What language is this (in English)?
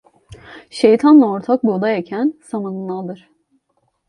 Turkish